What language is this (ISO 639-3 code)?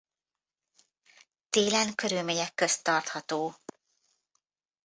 hun